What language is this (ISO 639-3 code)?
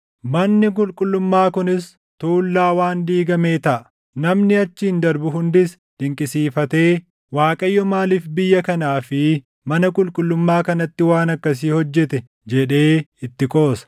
orm